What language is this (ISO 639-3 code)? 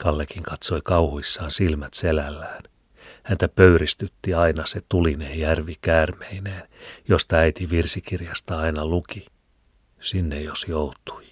fin